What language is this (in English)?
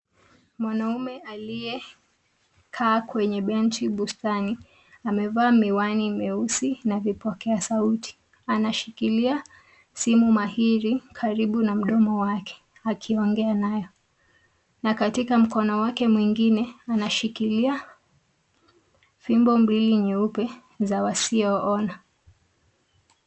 Swahili